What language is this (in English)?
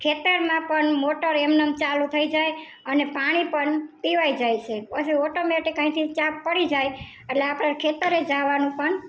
Gujarati